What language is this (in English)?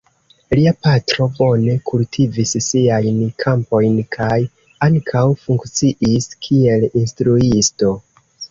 Esperanto